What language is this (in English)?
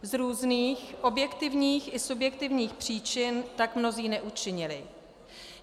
Czech